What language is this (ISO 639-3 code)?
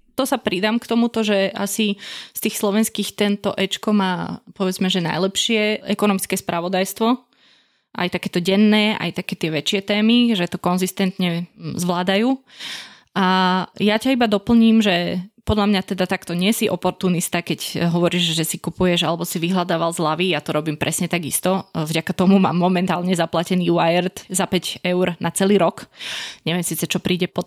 slk